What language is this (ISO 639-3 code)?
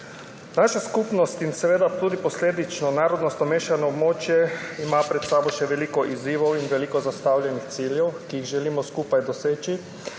slv